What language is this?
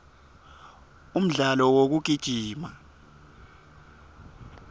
Swati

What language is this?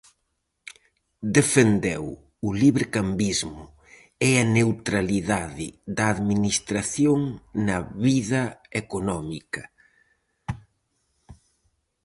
Galician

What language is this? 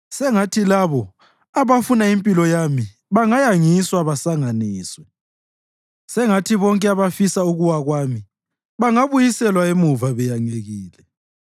North Ndebele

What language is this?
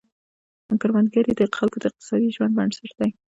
Pashto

